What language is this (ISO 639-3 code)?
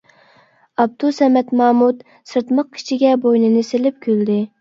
uig